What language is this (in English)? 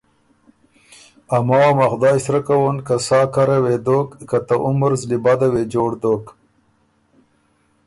Ormuri